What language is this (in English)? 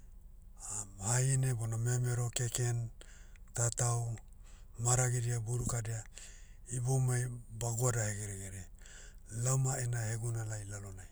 Motu